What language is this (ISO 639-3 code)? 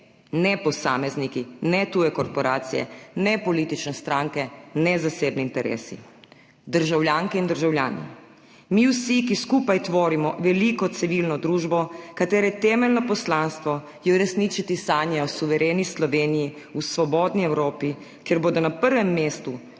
slv